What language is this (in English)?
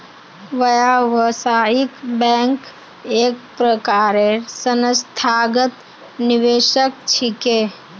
Magahi